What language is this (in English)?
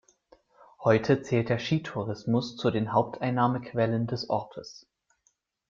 German